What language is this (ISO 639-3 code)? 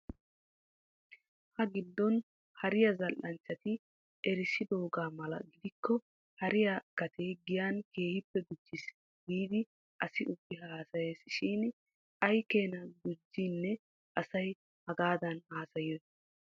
wal